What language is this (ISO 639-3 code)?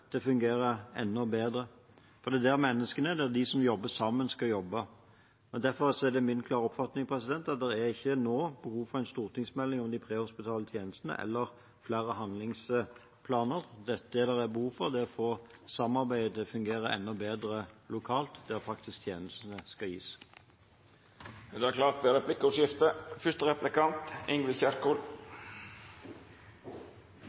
nor